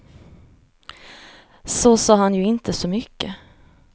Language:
Swedish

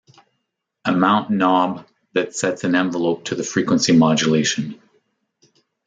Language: English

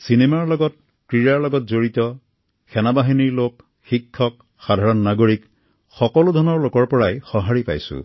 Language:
Assamese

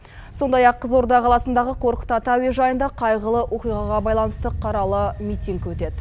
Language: Kazakh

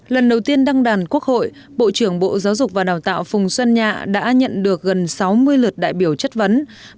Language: Vietnamese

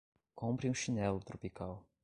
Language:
Portuguese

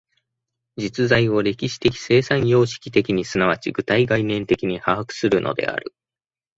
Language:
Japanese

